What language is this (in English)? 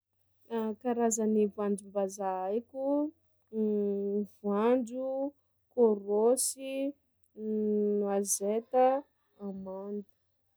Sakalava Malagasy